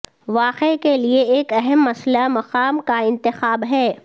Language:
Urdu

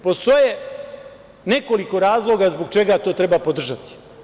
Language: Serbian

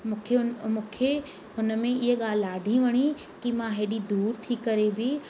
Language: Sindhi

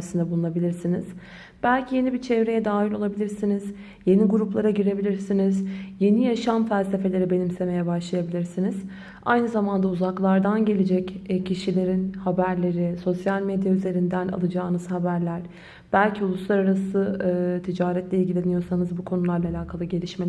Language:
Turkish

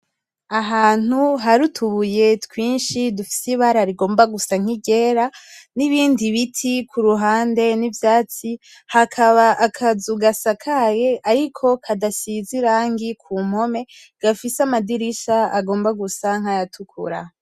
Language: Rundi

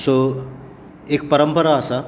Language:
Konkani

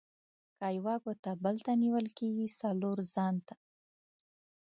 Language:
Pashto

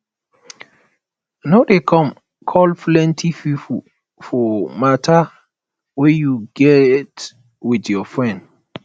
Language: Nigerian Pidgin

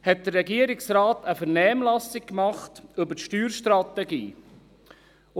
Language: Swiss German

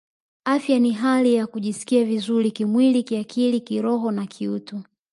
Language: Swahili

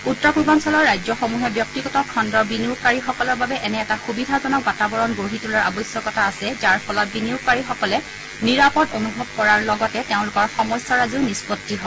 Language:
Assamese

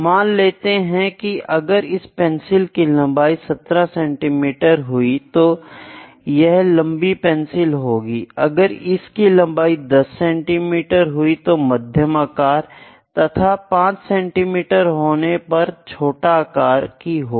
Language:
Hindi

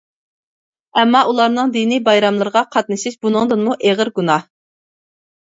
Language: Uyghur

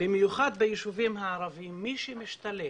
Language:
Hebrew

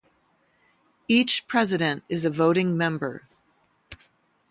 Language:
English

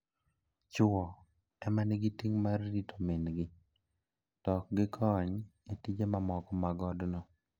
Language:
Luo (Kenya and Tanzania)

